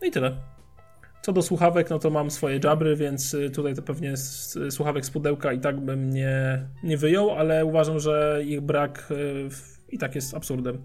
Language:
Polish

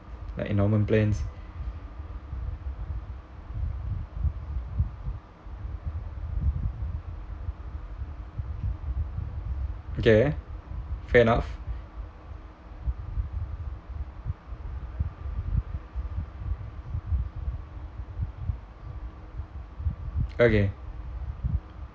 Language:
English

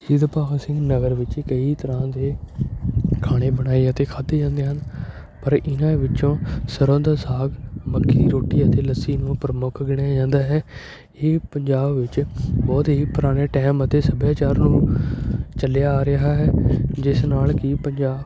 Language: Punjabi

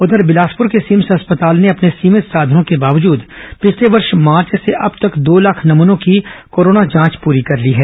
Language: Hindi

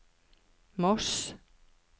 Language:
Norwegian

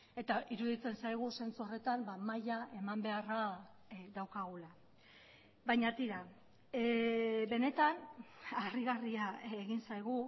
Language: Basque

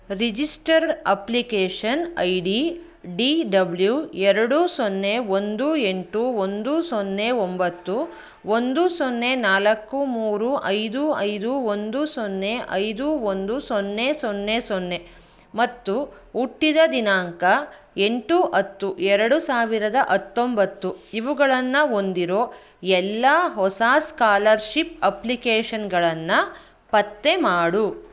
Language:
Kannada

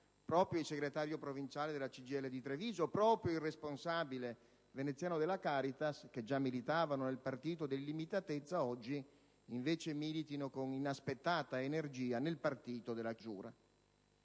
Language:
Italian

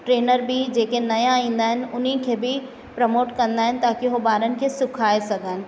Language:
Sindhi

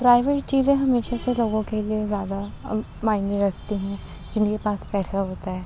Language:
Urdu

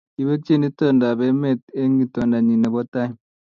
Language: Kalenjin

